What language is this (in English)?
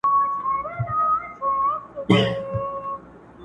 Pashto